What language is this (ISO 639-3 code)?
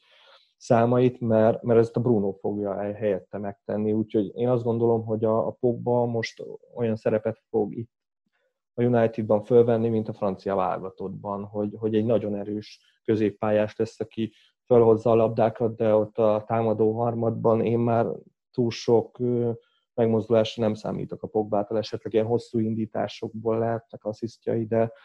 hun